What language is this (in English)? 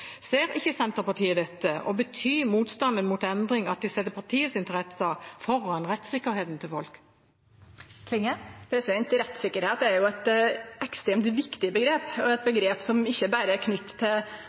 Norwegian